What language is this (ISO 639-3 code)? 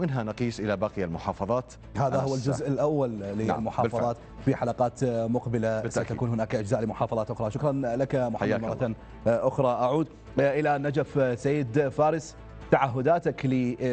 ara